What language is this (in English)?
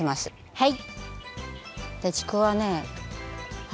Japanese